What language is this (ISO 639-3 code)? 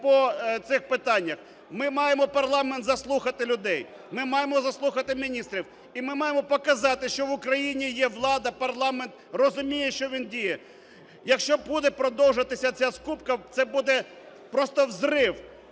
ukr